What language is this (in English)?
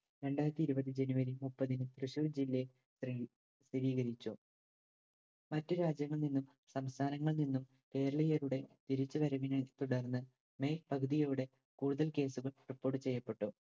Malayalam